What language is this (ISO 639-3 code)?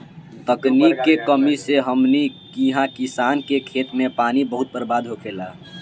bho